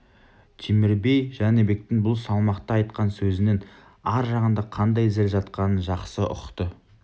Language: Kazakh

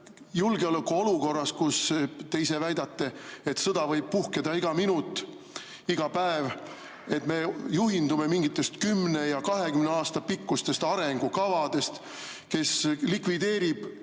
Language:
Estonian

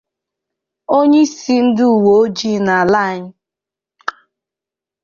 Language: Igbo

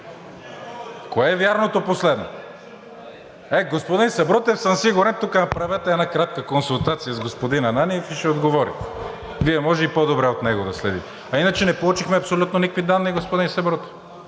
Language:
Bulgarian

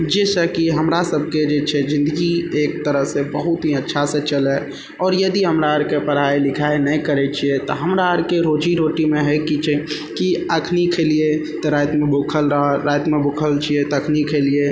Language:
Maithili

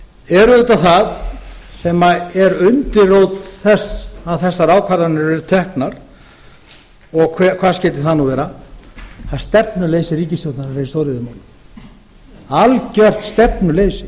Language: Icelandic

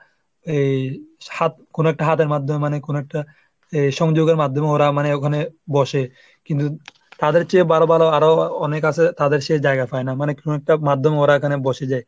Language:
Bangla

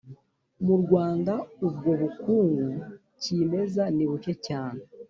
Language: Kinyarwanda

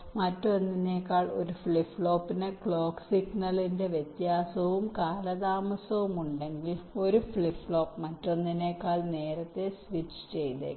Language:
Malayalam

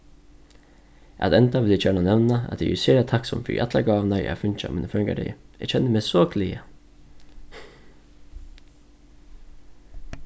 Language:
Faroese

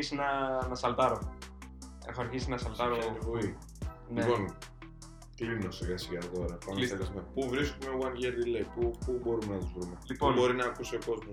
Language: Greek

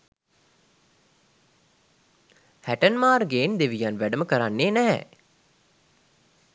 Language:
Sinhala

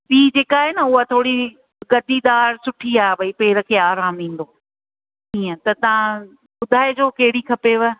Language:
Sindhi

